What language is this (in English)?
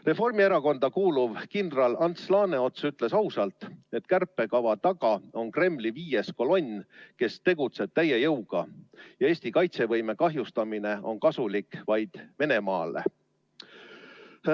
Estonian